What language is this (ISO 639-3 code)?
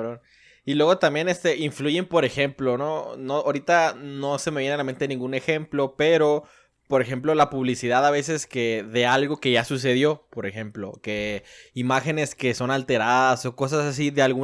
spa